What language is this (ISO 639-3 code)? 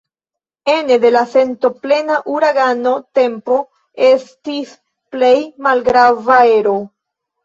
epo